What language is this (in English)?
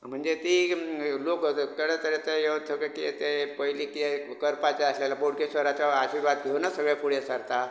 Konkani